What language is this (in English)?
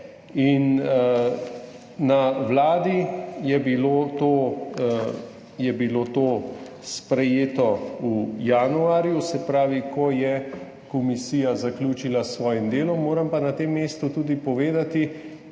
Slovenian